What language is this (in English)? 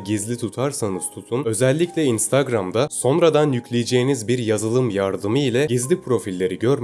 Turkish